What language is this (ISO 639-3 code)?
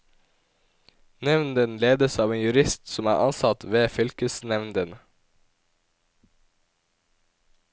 nor